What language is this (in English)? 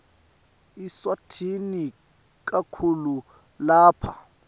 Swati